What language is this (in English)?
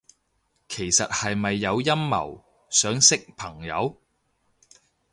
Cantonese